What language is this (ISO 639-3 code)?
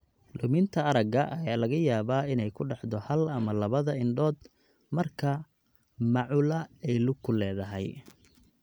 som